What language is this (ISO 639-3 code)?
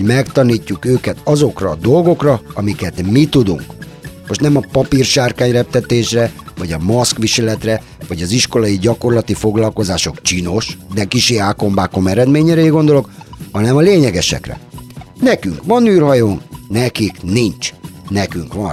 hun